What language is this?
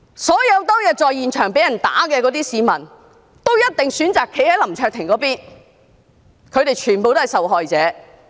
Cantonese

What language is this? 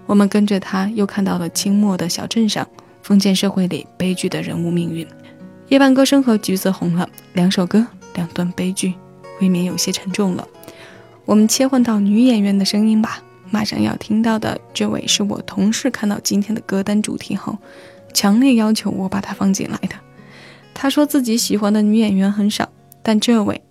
Chinese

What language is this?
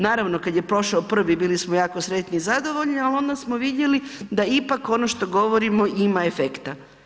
Croatian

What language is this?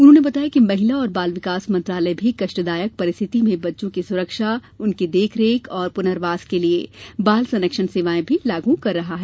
Hindi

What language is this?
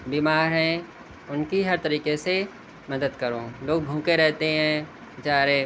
Urdu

